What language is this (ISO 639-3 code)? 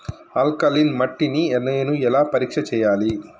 tel